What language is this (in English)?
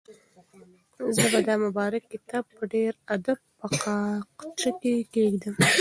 Pashto